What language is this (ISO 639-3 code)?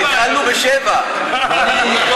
heb